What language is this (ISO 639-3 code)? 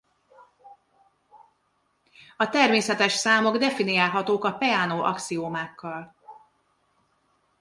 hun